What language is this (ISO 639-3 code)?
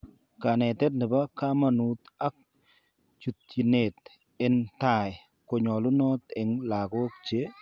kln